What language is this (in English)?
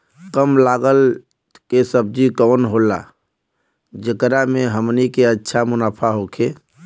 Bhojpuri